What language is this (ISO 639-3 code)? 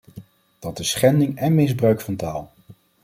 nld